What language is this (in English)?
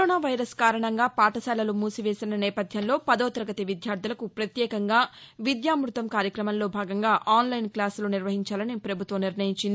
Telugu